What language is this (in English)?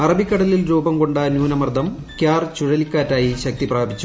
Malayalam